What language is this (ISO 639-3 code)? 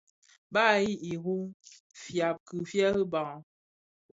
ksf